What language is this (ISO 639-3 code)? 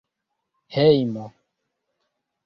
epo